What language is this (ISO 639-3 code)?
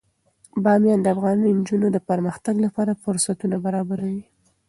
pus